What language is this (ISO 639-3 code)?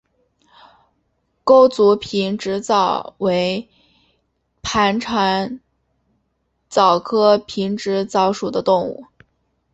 zho